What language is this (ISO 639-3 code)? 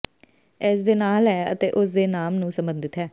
pan